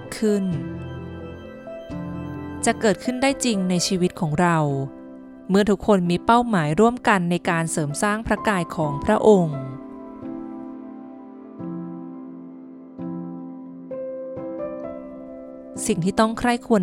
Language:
Thai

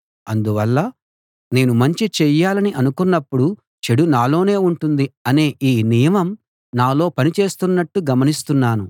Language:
Telugu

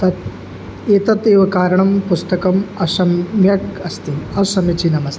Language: Sanskrit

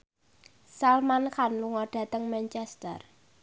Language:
Javanese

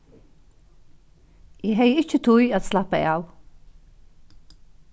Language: Faroese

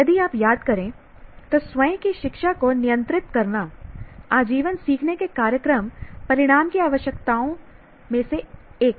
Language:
Hindi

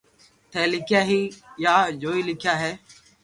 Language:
Loarki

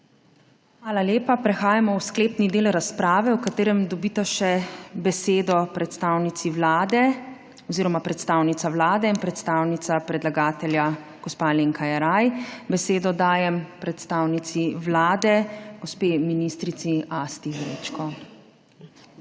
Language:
Slovenian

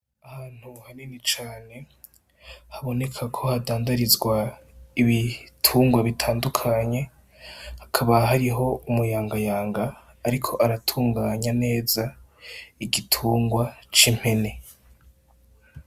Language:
Rundi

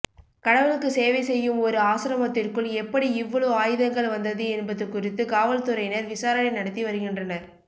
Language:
Tamil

